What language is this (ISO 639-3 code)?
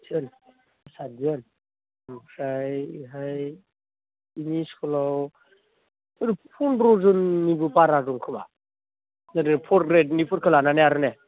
brx